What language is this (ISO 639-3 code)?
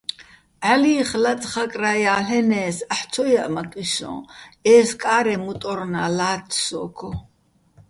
bbl